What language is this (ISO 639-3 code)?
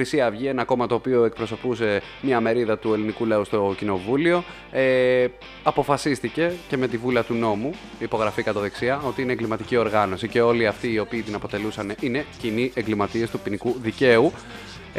ell